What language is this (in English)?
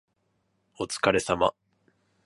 Japanese